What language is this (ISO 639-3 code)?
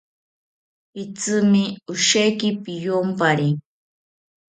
cpy